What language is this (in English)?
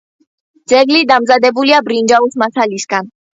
Georgian